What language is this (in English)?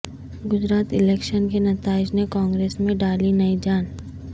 Urdu